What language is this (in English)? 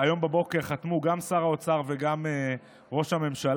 Hebrew